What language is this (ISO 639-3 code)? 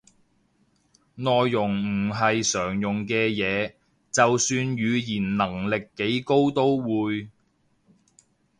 yue